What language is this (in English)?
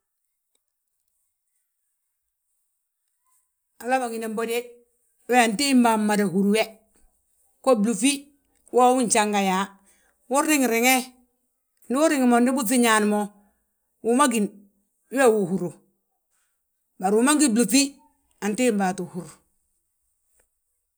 Balanta-Ganja